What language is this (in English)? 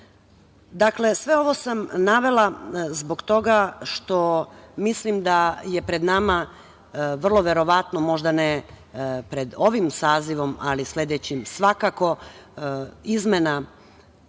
Serbian